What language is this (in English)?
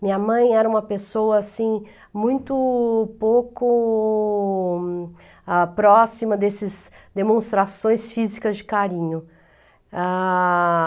Portuguese